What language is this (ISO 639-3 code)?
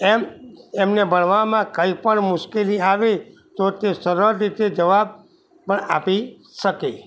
guj